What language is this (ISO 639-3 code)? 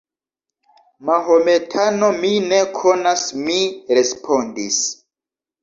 epo